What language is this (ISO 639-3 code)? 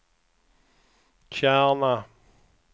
swe